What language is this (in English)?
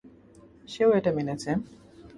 Bangla